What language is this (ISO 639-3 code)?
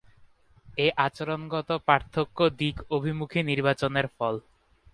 ben